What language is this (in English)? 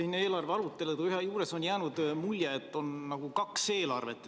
Estonian